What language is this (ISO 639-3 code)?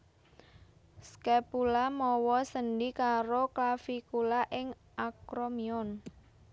jav